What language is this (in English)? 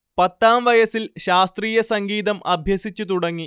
Malayalam